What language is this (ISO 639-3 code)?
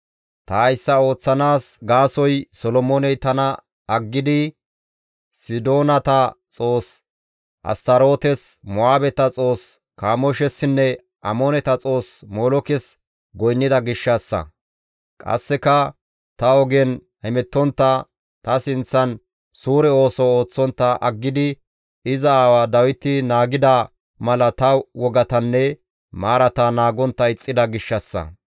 gmv